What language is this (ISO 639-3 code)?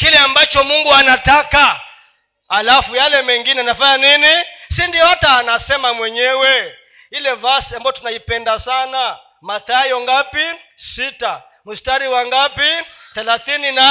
swa